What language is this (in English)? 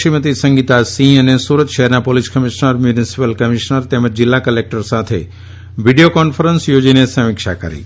Gujarati